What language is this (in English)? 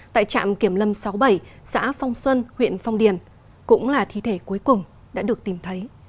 Vietnamese